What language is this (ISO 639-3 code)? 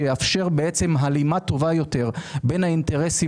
heb